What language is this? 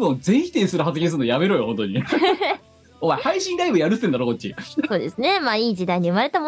Japanese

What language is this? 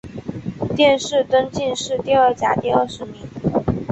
Chinese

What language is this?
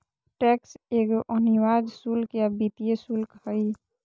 Magahi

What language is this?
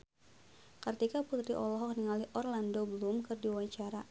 Sundanese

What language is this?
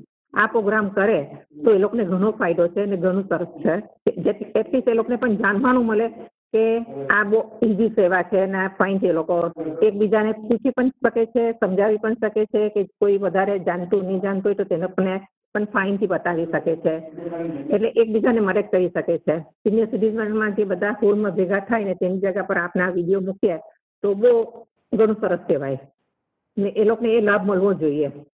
Gujarati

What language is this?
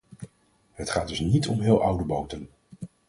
Dutch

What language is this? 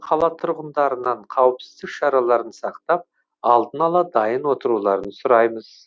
Kazakh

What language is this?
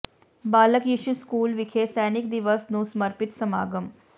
Punjabi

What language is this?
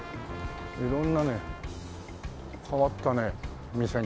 Japanese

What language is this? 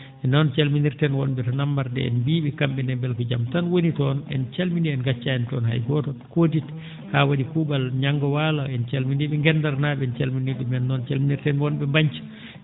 Fula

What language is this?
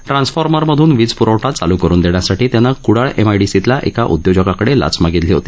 Marathi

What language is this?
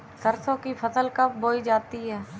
Hindi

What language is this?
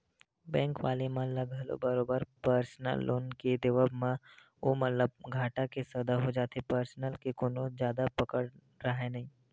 Chhattisgarhi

